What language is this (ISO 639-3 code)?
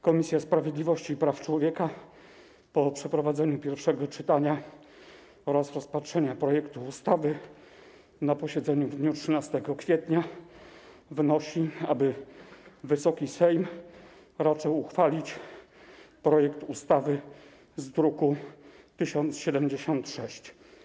pol